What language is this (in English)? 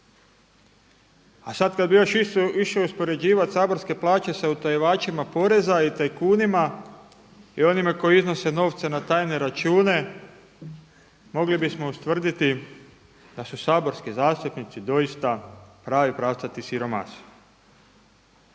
Croatian